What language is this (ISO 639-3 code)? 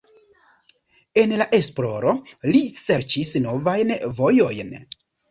epo